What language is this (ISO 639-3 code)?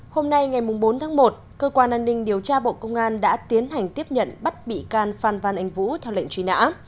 vie